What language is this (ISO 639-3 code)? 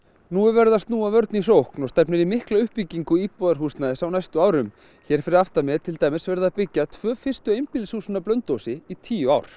isl